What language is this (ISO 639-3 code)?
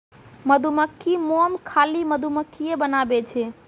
mai